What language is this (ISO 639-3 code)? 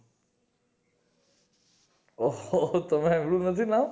guj